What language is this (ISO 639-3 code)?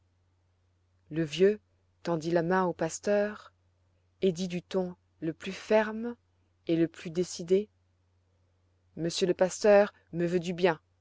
fra